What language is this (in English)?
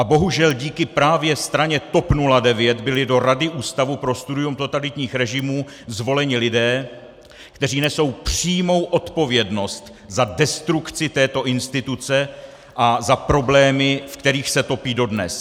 Czech